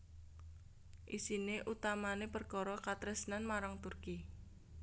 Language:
Javanese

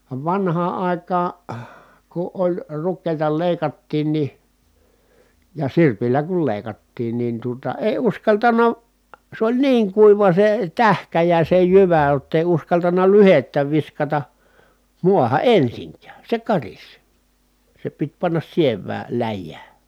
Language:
Finnish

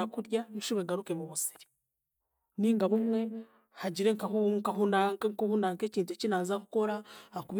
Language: Chiga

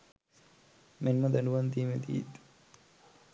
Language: Sinhala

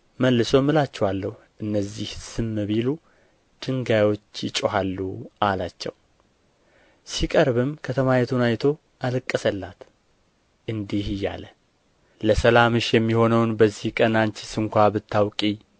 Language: Amharic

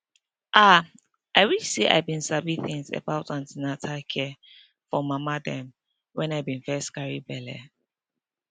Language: Nigerian Pidgin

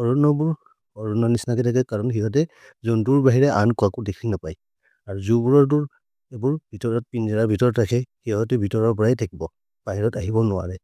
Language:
Maria (India)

